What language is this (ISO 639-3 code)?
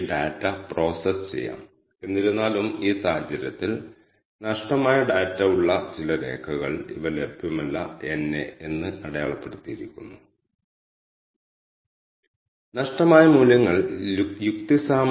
mal